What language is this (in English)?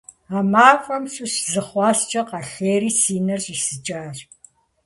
Kabardian